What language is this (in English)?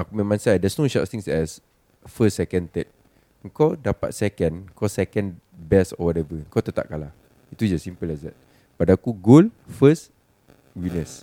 Malay